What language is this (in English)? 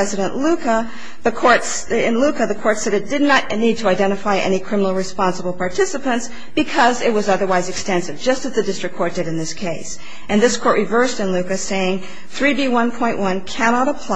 English